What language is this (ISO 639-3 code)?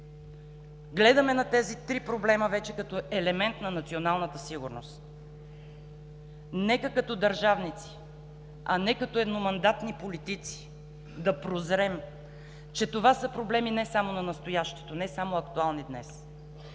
bul